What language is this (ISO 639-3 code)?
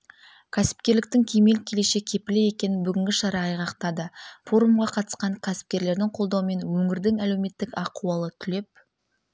kaz